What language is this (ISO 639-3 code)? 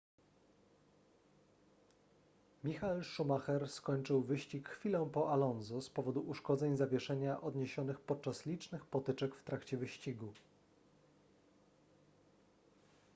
pol